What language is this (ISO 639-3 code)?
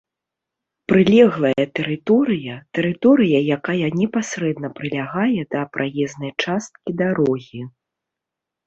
bel